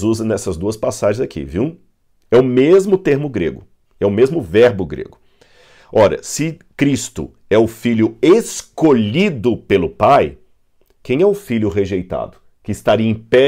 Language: Portuguese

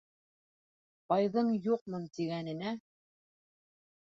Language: Bashkir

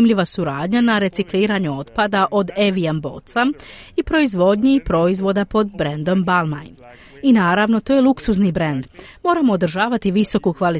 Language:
Croatian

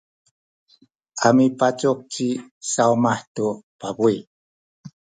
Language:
Sakizaya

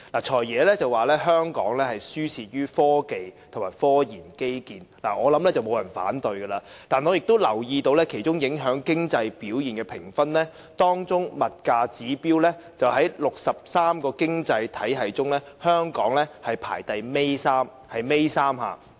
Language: Cantonese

